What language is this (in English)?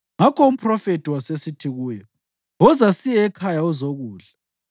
North Ndebele